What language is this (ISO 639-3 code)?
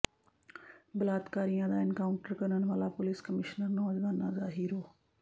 pan